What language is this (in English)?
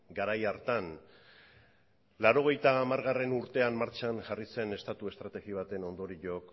Basque